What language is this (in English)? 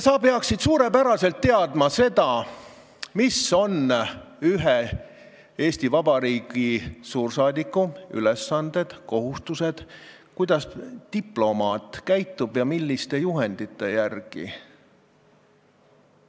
Estonian